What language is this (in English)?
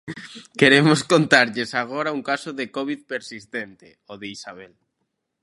Galician